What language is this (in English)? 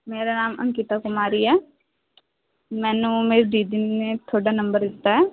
Punjabi